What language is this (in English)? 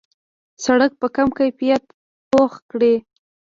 Pashto